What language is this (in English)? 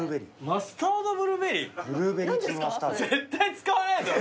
Japanese